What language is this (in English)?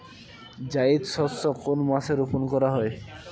Bangla